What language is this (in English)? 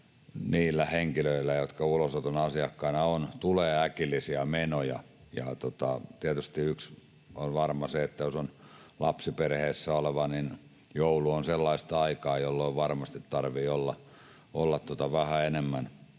Finnish